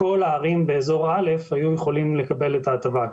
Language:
Hebrew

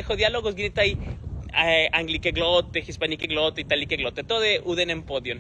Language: Greek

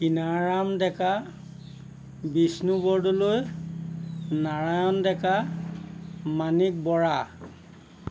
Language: Assamese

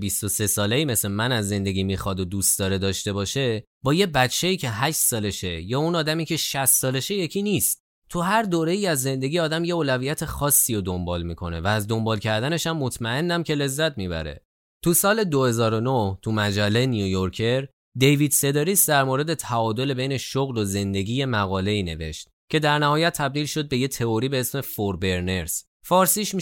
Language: Persian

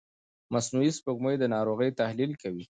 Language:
Pashto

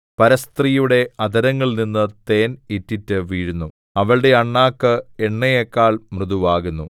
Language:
Malayalam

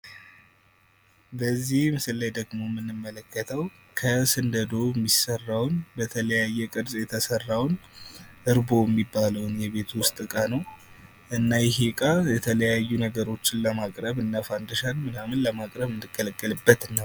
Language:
Amharic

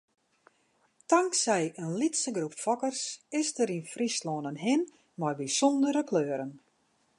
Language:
Western Frisian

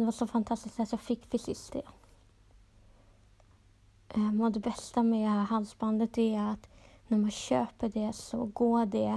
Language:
Swedish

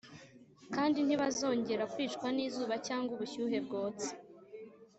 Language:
Kinyarwanda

